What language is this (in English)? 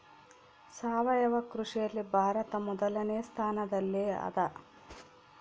Kannada